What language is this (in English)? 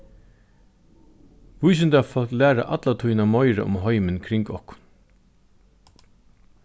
Faroese